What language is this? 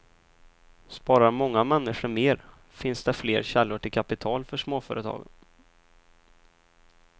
Swedish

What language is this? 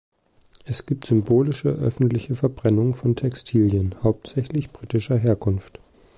German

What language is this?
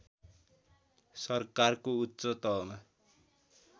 Nepali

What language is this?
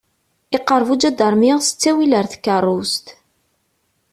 Kabyle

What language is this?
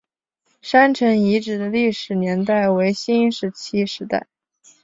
Chinese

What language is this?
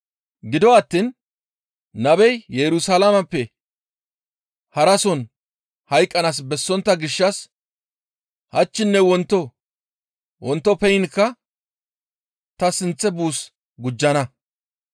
Gamo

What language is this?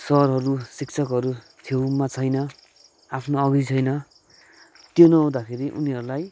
Nepali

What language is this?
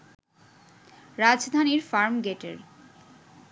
Bangla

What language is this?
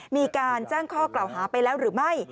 Thai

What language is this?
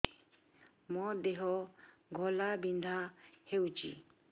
Odia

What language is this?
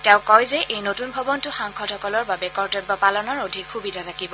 Assamese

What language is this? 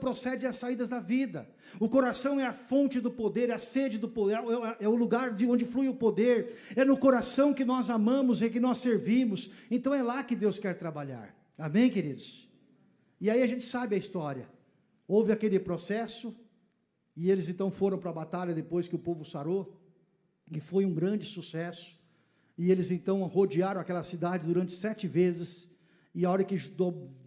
Portuguese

